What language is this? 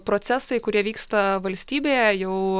Lithuanian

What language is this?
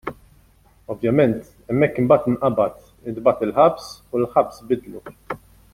Maltese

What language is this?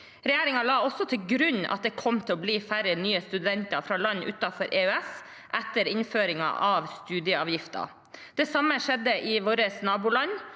Norwegian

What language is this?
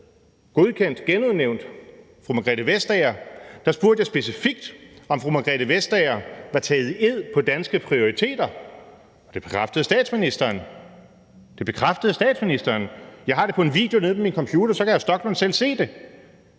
Danish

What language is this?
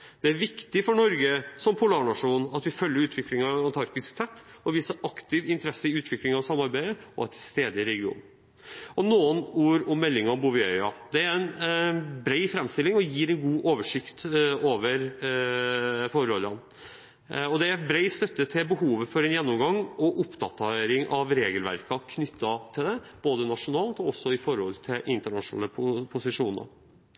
Norwegian Bokmål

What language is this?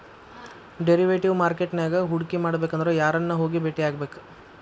Kannada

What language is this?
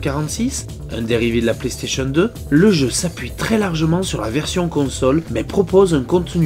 French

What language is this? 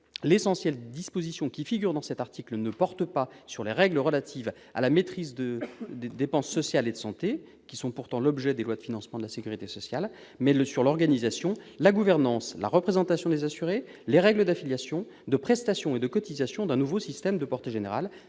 French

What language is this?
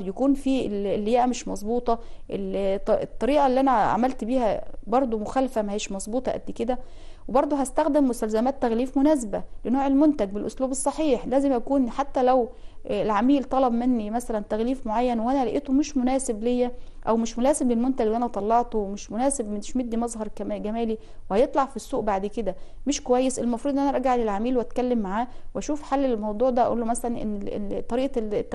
Arabic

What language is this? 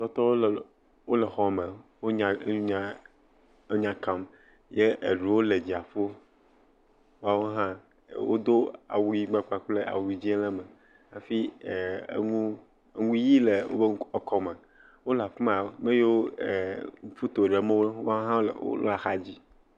Ewe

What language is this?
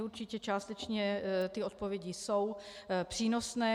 Czech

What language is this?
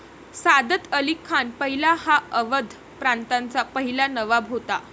Marathi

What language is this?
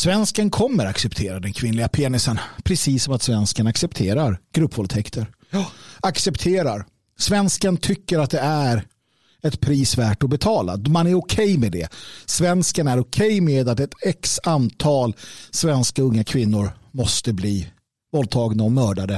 Swedish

